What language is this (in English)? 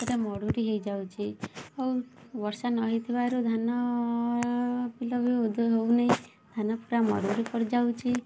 Odia